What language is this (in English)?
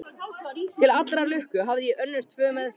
Icelandic